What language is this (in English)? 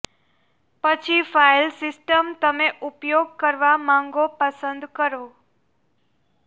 Gujarati